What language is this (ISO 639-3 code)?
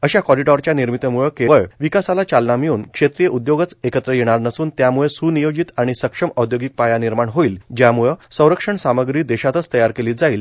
mar